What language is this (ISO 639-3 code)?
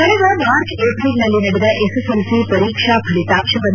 kan